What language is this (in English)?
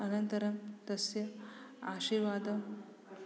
Sanskrit